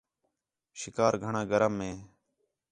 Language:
Khetrani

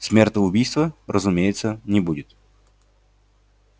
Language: Russian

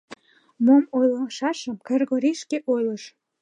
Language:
Mari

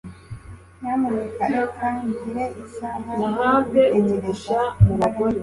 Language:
Kinyarwanda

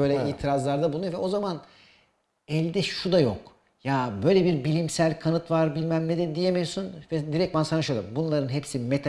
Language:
Turkish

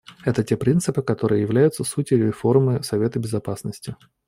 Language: Russian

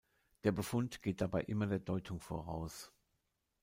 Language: German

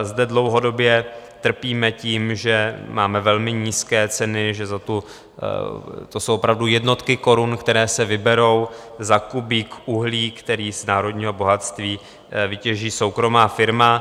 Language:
Czech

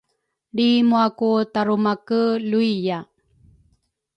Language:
Rukai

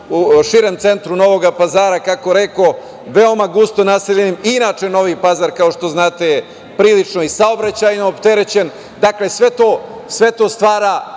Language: Serbian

